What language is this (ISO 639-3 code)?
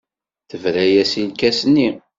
kab